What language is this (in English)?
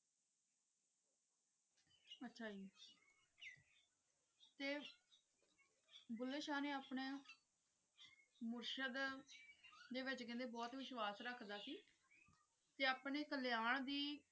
Punjabi